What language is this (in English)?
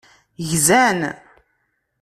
Kabyle